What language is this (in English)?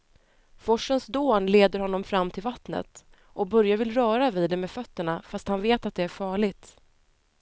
Swedish